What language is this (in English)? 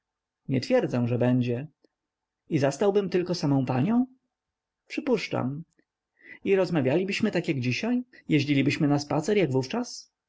Polish